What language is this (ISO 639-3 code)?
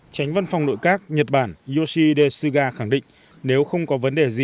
vie